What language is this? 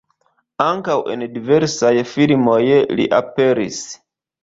Esperanto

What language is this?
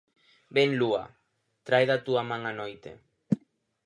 Galician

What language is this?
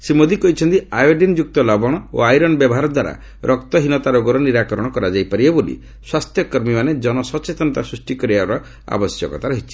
Odia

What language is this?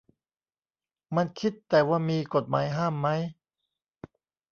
Thai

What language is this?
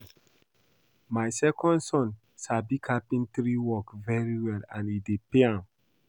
Nigerian Pidgin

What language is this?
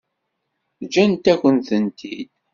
Kabyle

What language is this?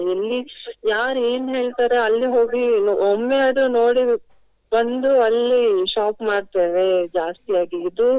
Kannada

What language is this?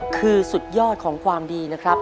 Thai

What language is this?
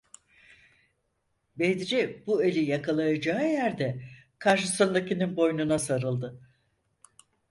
Turkish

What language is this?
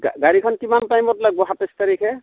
Assamese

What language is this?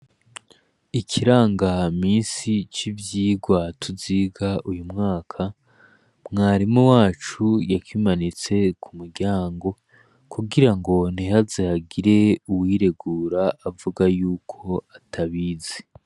Rundi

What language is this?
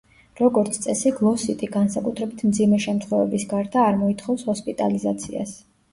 Georgian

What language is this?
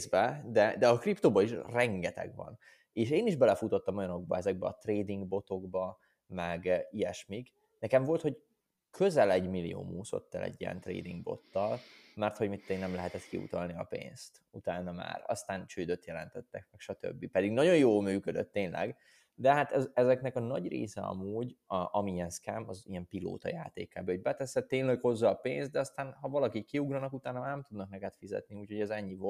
Hungarian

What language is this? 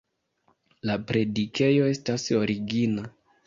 Esperanto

